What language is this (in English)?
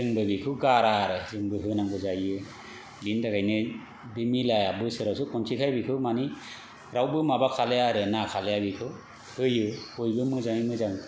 Bodo